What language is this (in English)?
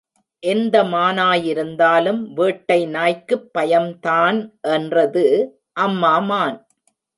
Tamil